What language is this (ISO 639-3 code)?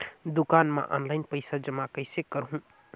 hne